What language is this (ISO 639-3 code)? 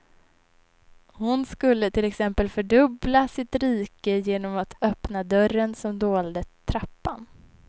swe